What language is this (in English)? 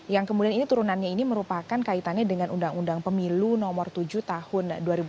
Indonesian